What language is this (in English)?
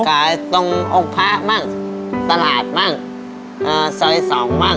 Thai